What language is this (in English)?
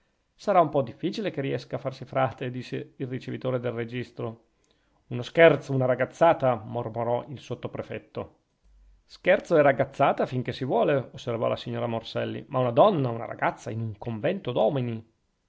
Italian